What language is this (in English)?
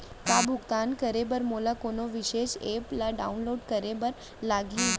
Chhattisgarhi